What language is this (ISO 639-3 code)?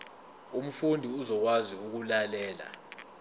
zul